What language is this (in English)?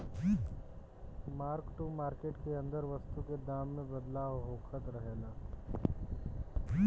Bhojpuri